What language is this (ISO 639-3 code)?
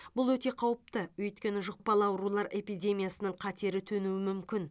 kaz